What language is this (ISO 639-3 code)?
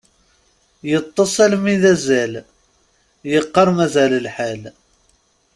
kab